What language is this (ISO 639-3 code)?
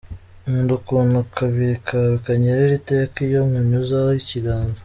kin